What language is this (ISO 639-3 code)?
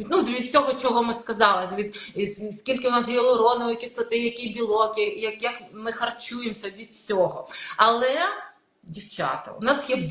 ukr